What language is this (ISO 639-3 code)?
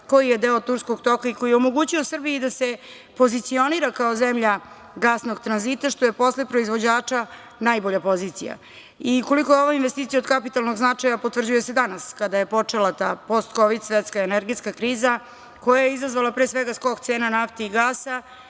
srp